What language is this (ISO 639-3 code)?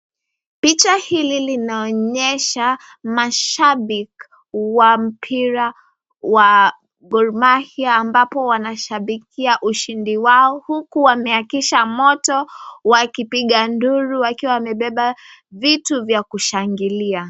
swa